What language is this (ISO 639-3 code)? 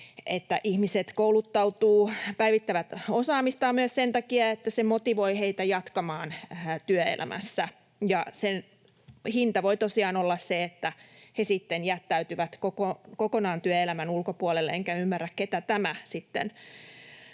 fin